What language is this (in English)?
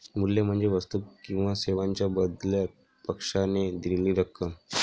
Marathi